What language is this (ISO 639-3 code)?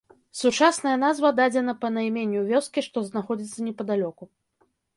bel